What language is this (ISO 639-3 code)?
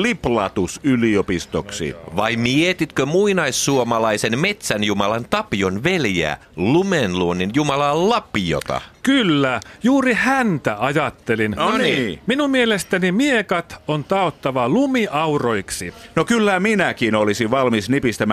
fin